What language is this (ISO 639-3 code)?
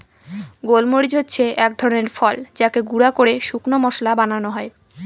ben